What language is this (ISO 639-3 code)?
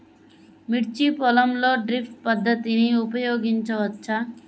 tel